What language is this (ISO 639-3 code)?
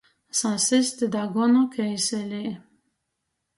ltg